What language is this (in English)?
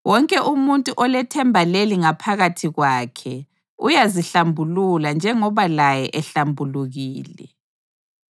North Ndebele